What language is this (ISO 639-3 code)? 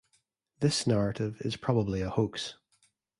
eng